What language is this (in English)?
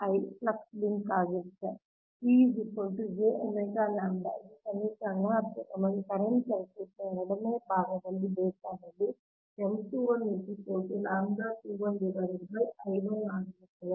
Kannada